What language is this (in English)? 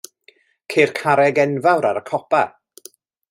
Welsh